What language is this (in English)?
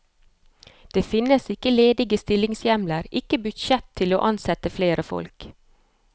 Norwegian